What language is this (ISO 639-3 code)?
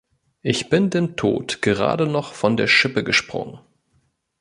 deu